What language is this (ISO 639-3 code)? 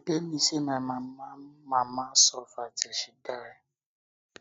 pcm